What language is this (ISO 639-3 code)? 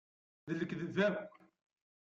kab